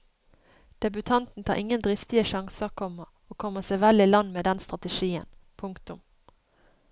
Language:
Norwegian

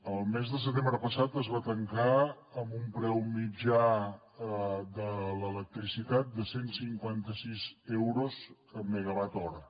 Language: Catalan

